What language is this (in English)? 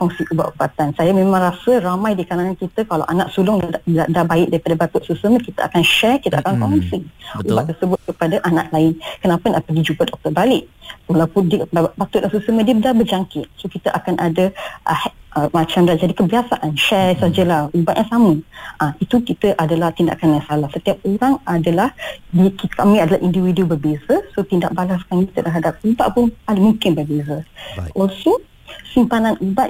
Malay